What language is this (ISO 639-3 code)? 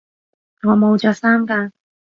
yue